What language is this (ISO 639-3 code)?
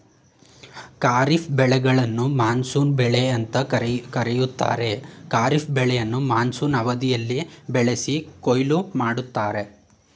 kan